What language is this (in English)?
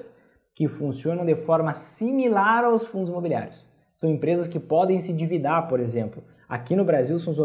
Portuguese